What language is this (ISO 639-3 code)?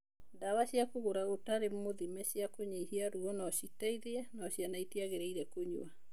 kik